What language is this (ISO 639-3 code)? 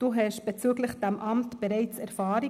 gsw